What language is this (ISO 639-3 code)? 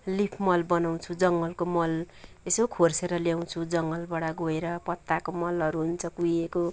nep